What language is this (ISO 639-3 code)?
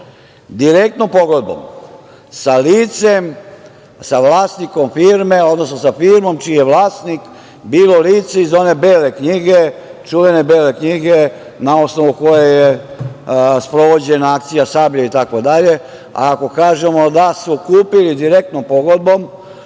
srp